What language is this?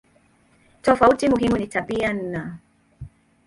Swahili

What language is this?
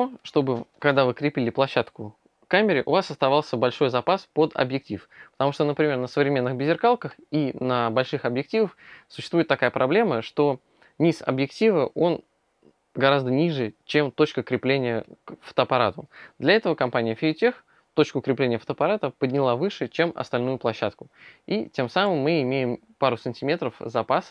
Russian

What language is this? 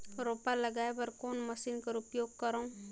Chhattisgarhi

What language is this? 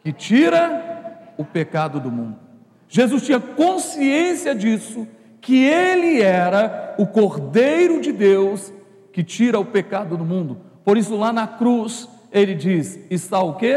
Portuguese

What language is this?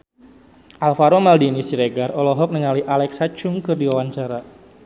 Sundanese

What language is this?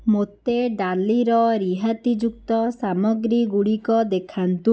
Odia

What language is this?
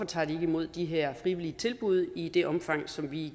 Danish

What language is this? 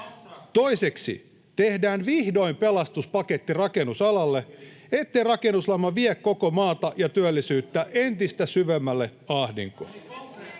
Finnish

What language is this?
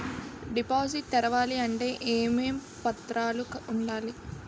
Telugu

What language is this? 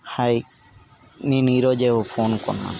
Telugu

